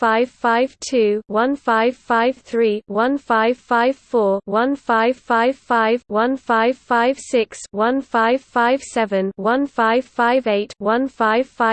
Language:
English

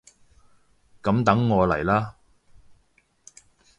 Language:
Cantonese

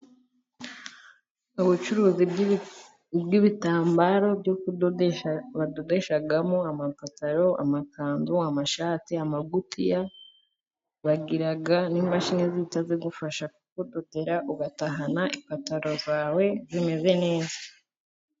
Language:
Kinyarwanda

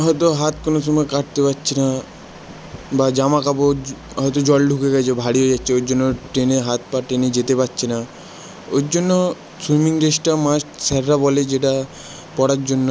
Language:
Bangla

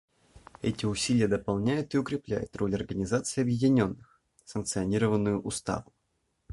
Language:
Russian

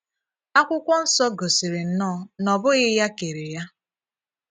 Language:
Igbo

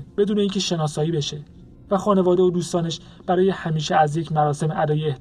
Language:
Persian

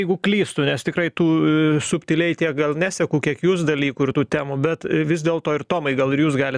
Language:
Lithuanian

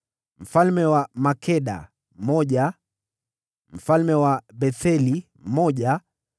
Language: Swahili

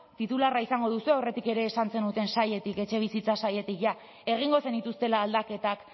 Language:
Basque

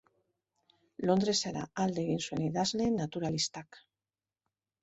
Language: Basque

